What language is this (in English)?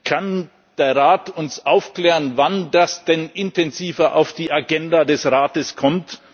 German